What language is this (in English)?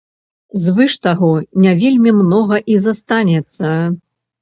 Belarusian